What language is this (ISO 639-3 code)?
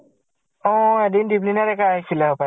asm